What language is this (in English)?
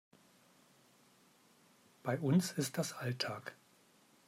German